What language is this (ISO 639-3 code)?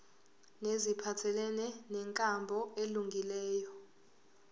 zul